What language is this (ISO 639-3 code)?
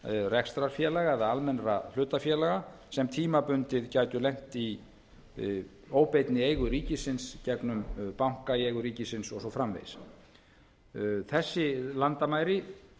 isl